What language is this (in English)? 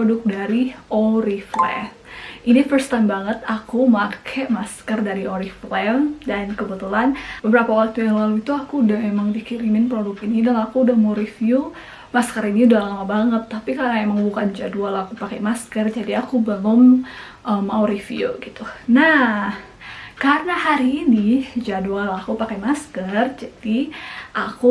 Indonesian